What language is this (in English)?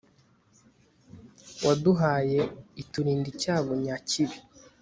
Kinyarwanda